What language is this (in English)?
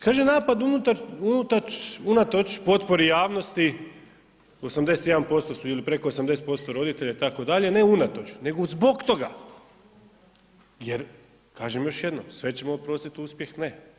Croatian